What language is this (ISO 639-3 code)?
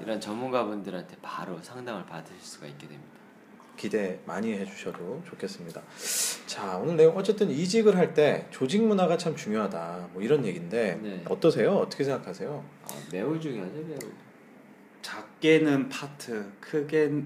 kor